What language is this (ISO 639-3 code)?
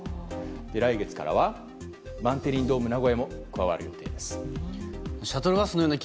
jpn